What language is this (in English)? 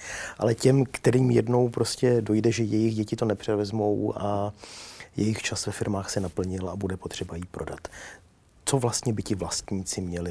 Czech